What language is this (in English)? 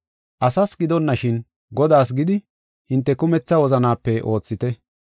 Gofa